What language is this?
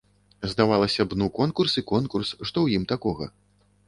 Belarusian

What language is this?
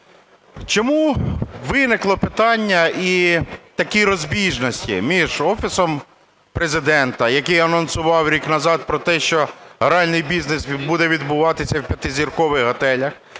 Ukrainian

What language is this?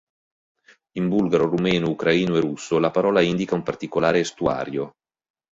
Italian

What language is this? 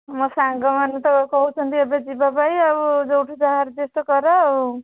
Odia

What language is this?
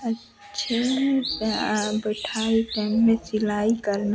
Hindi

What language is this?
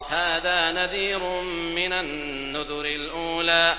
Arabic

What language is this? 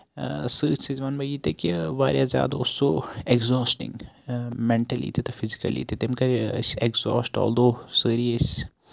Kashmiri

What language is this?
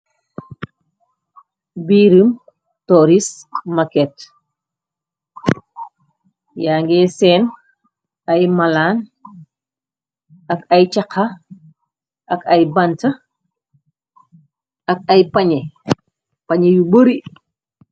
Wolof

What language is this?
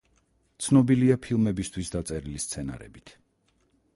Georgian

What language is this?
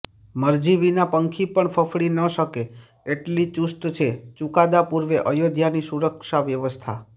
Gujarati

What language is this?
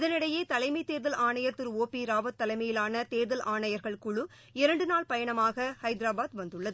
Tamil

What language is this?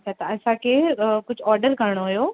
Sindhi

